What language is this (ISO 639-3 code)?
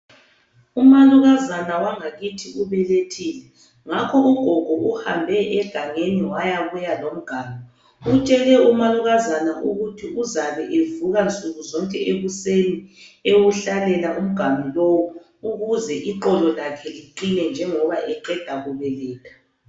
nde